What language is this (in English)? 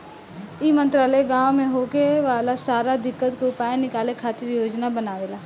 Bhojpuri